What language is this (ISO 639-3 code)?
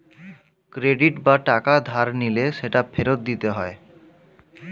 ben